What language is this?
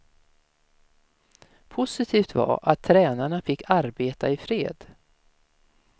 Swedish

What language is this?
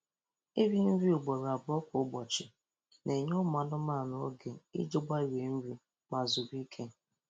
Igbo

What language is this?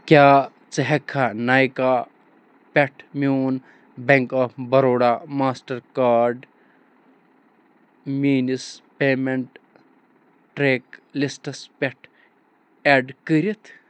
Kashmiri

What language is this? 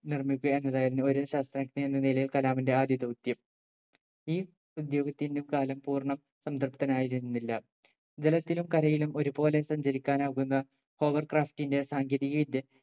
Malayalam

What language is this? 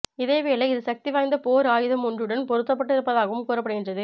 Tamil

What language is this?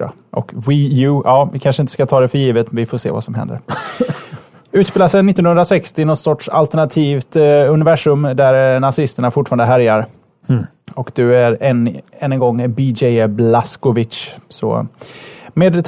Swedish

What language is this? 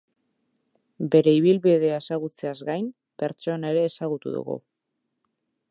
Basque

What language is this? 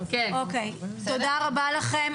Hebrew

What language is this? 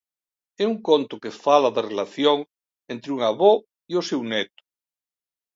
Galician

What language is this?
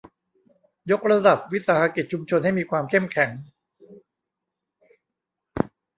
Thai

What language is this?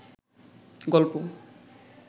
Bangla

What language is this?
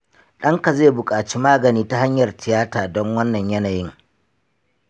Hausa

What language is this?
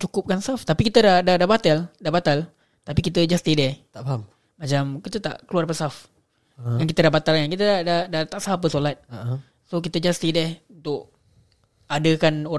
Malay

